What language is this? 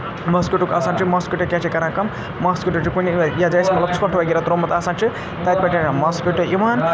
Kashmiri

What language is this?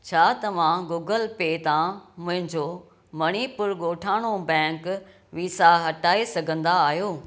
Sindhi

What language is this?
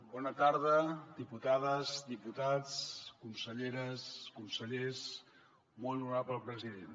Catalan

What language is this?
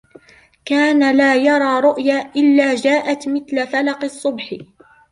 Arabic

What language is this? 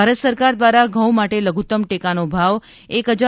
Gujarati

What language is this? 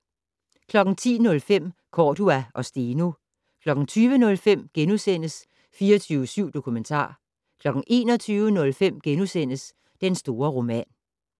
Danish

